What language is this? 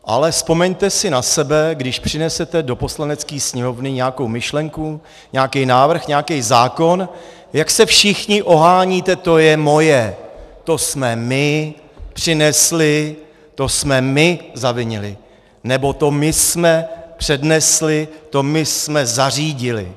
Czech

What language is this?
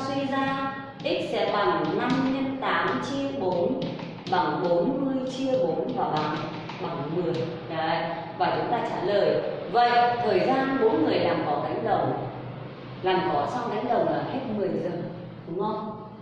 Vietnamese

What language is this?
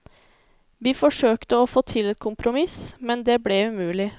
Norwegian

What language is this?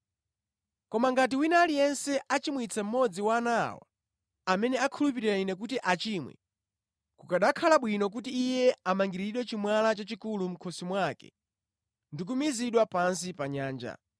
Nyanja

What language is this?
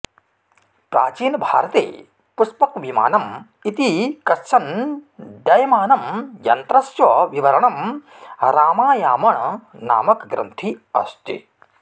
Sanskrit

